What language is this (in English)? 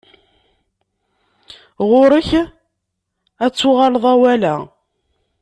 Kabyle